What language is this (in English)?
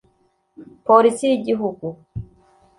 Kinyarwanda